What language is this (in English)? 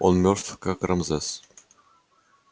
Russian